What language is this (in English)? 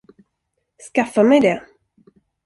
Swedish